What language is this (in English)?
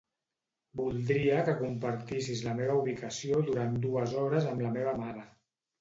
Catalan